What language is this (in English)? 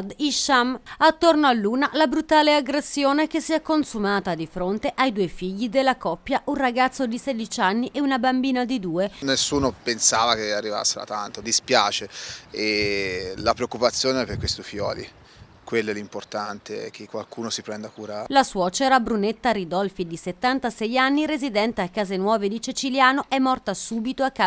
Italian